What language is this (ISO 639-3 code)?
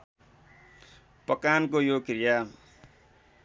nep